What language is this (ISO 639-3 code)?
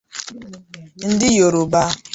ibo